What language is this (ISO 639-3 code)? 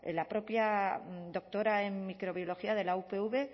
spa